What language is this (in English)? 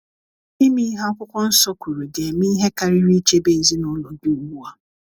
Igbo